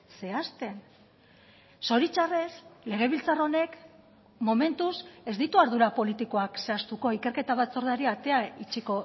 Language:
Basque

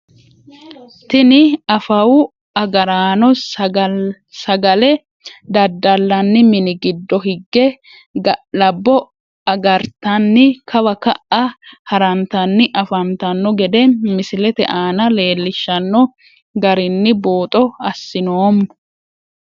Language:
Sidamo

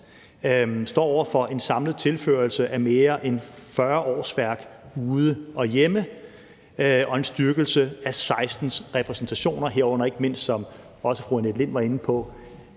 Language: Danish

